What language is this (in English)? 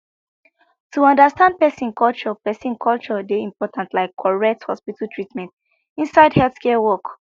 Nigerian Pidgin